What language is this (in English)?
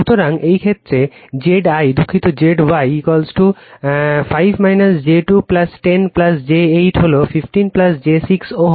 Bangla